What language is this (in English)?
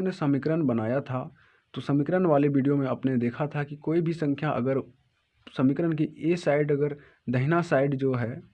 Hindi